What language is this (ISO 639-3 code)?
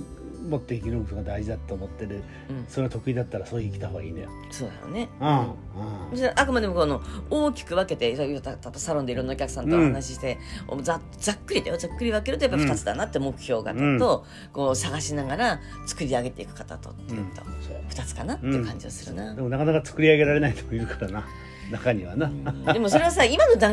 jpn